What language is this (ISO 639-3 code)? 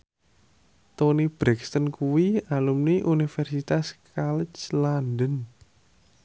jav